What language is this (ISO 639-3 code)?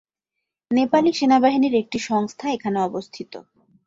ben